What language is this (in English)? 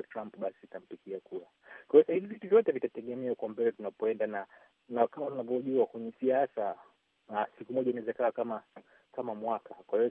Swahili